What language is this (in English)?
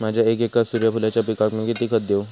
Marathi